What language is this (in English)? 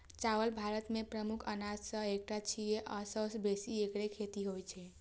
Maithili